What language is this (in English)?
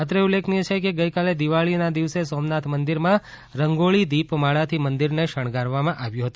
Gujarati